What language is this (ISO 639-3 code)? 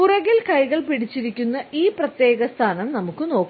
mal